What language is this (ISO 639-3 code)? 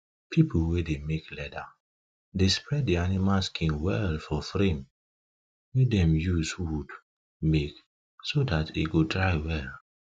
pcm